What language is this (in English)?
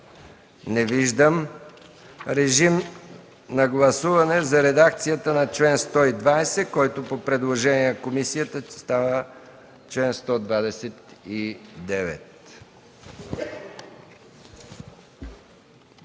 Bulgarian